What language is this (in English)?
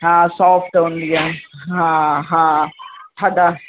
Sindhi